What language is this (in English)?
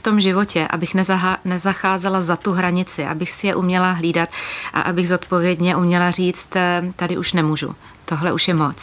Czech